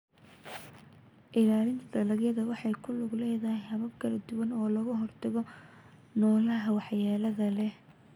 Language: Somali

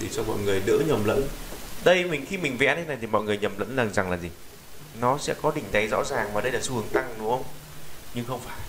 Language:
Vietnamese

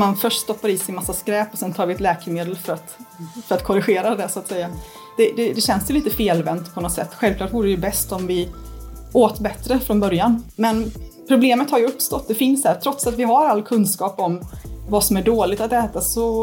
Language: Swedish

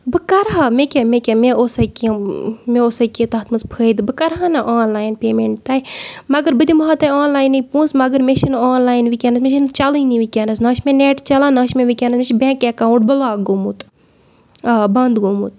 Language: Kashmiri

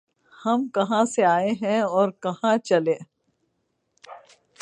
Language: Urdu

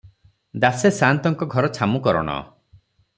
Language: Odia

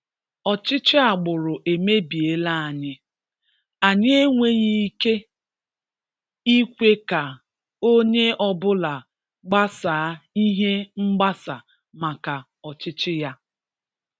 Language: Igbo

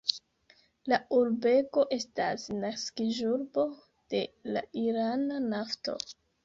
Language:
Esperanto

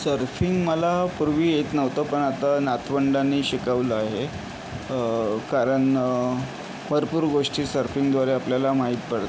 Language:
Marathi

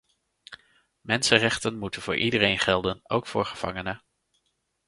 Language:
Dutch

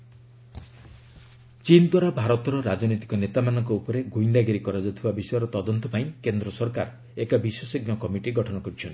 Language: Odia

